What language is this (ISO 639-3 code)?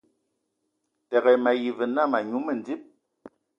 ewo